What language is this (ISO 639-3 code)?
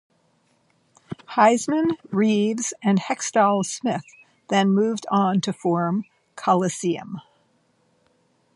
eng